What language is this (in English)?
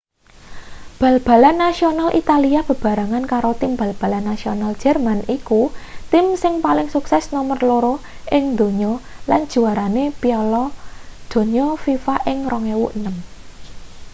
Javanese